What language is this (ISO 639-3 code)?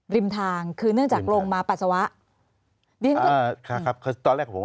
tha